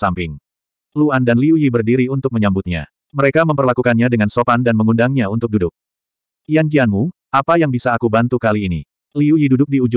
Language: Indonesian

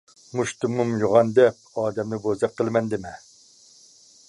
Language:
Uyghur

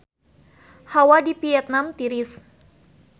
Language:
Sundanese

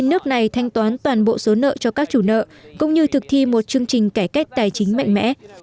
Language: Vietnamese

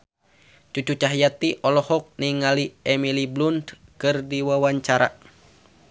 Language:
Sundanese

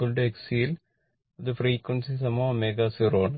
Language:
Malayalam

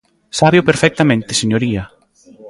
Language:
Galician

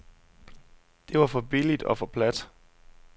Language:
Danish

